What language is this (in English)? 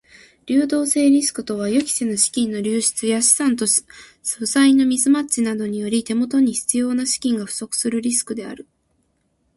Japanese